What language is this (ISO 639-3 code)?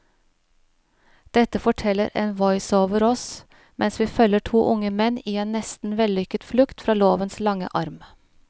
nor